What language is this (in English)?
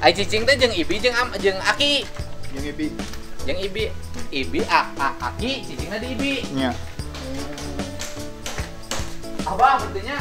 Indonesian